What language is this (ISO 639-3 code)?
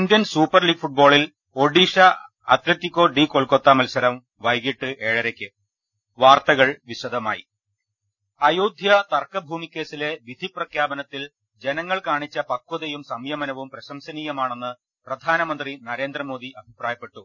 mal